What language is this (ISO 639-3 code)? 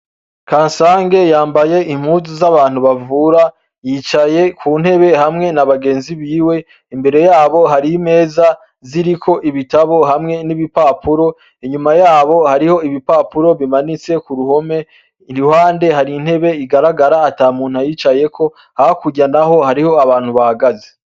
run